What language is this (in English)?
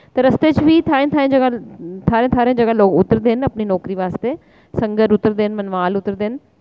Dogri